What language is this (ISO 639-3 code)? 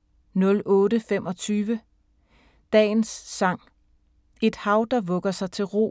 dan